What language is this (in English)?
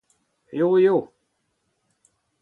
Breton